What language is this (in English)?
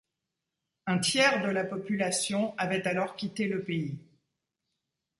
French